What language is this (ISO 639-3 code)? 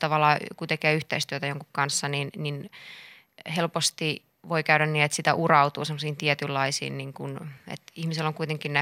fin